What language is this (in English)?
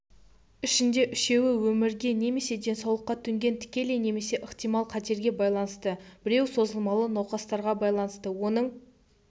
Kazakh